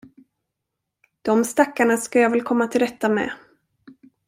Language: Swedish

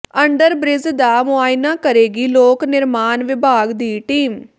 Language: Punjabi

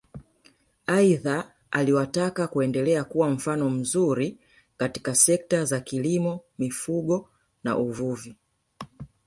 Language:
Swahili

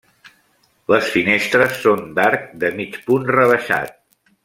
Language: Catalan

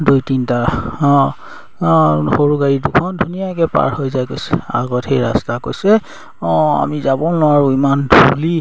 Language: Assamese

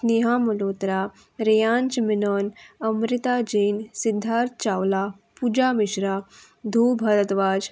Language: Konkani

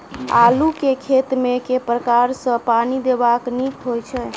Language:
Maithili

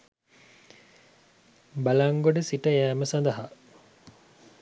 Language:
Sinhala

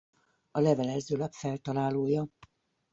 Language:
Hungarian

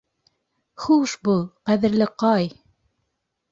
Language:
Bashkir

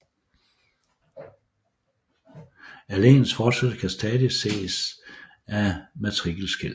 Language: Danish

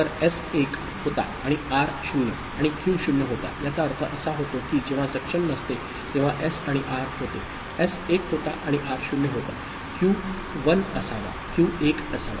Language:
Marathi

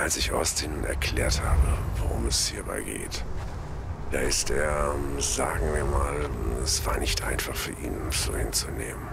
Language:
German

